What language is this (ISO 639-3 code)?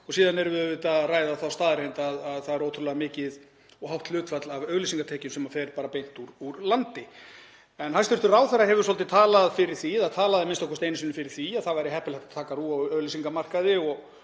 isl